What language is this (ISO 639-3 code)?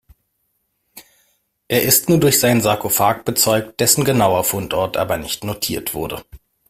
deu